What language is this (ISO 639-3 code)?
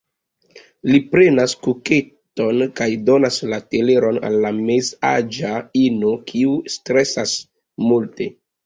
epo